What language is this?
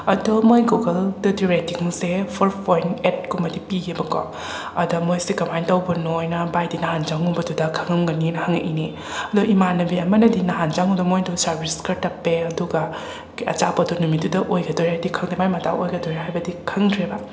Manipuri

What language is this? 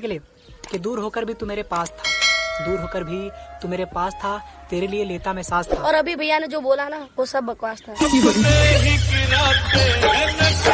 Hindi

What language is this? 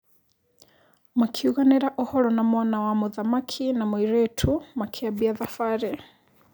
Kikuyu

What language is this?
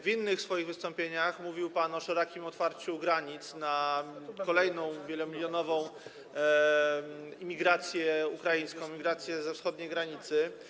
Polish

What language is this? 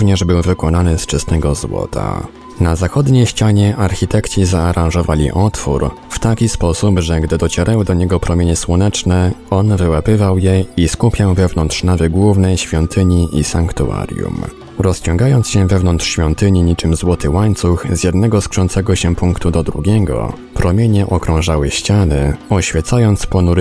Polish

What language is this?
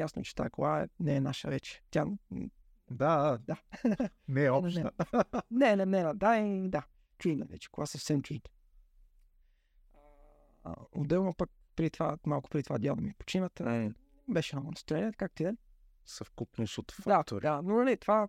Bulgarian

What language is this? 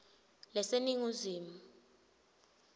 Swati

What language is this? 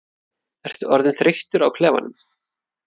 Icelandic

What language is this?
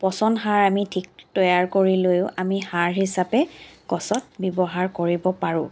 Assamese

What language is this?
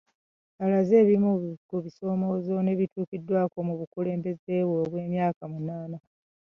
Ganda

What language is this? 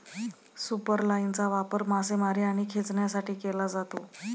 Marathi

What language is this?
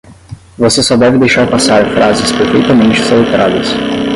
Portuguese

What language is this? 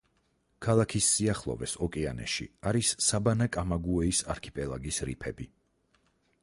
Georgian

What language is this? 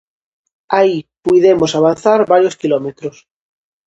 Galician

